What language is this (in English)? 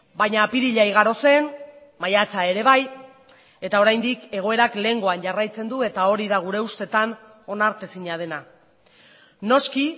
Basque